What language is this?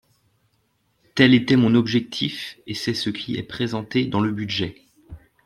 French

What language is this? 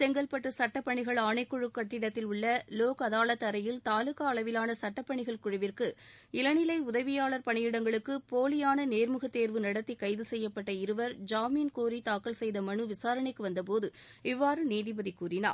Tamil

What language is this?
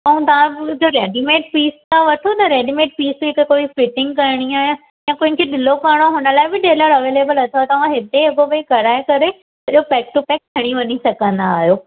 Sindhi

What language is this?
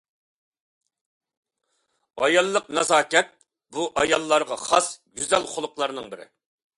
Uyghur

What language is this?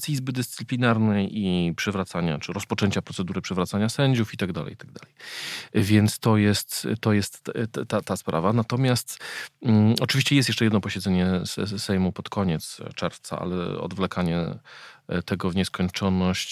Polish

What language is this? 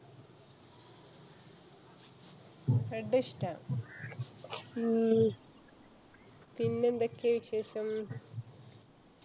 Malayalam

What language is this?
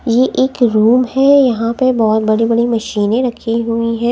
Hindi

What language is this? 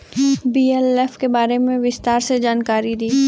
Bhojpuri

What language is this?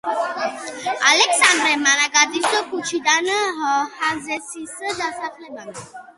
Georgian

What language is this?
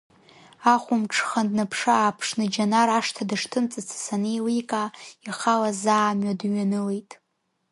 Abkhazian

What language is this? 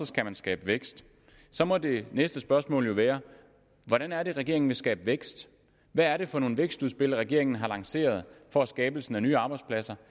Danish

